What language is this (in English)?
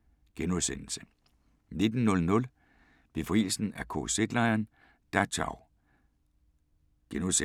Danish